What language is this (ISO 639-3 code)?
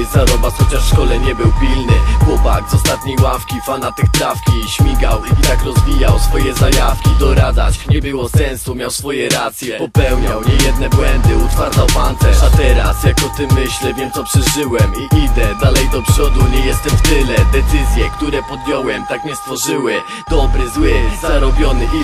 pol